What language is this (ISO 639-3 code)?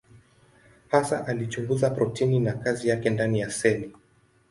swa